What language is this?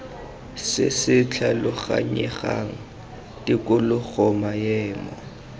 Tswana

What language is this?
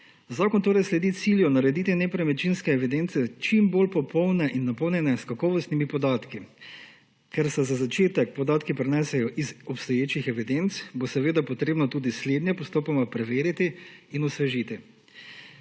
Slovenian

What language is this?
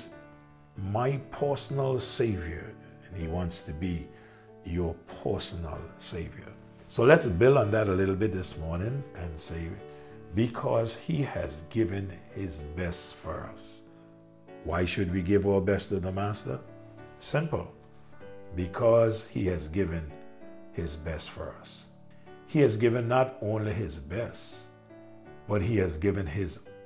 English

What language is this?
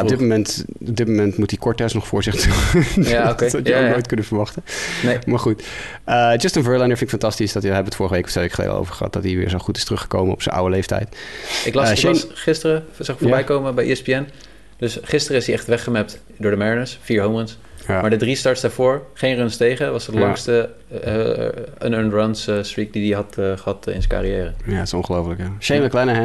Dutch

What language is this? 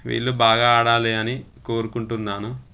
Telugu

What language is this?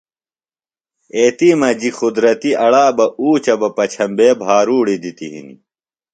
Phalura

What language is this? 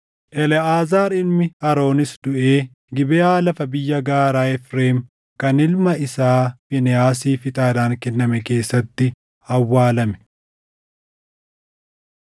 Oromo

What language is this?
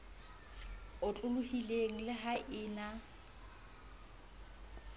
Southern Sotho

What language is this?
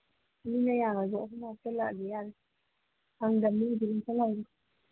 Manipuri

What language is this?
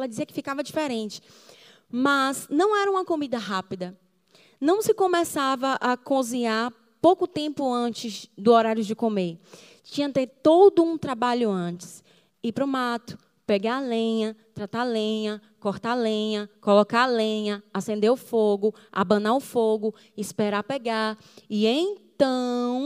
Portuguese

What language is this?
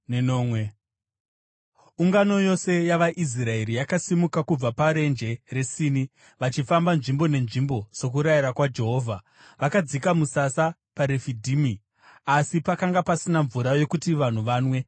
Shona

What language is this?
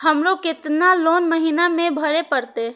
Maithili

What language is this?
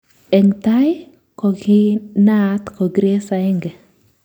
Kalenjin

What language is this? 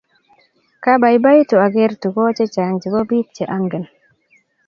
Kalenjin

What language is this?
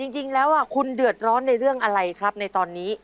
Thai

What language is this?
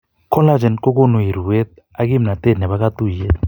Kalenjin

